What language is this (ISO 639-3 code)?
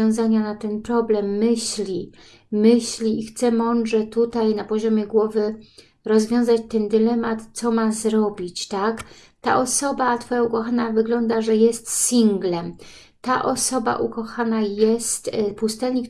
pol